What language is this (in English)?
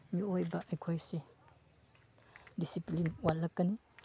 Manipuri